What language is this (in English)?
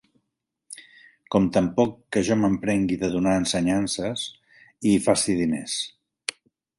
Catalan